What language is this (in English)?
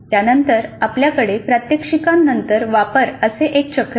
Marathi